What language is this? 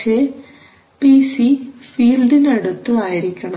Malayalam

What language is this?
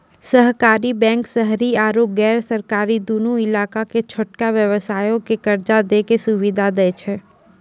Maithili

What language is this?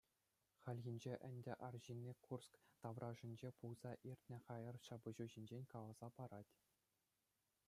Chuvash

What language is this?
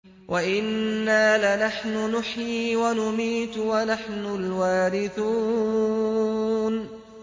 Arabic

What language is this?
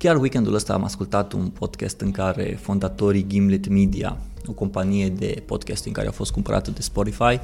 Romanian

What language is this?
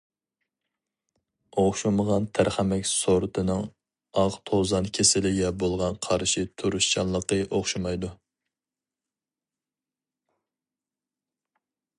Uyghur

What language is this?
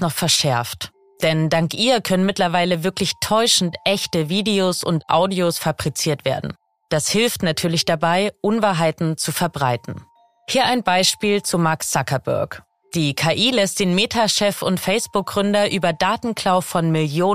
German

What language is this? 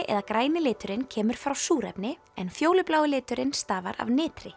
Icelandic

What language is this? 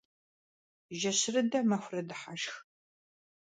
Kabardian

